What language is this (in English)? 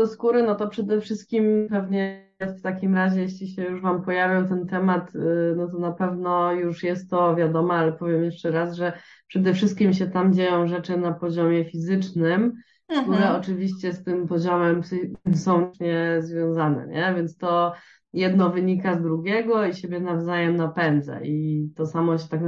Polish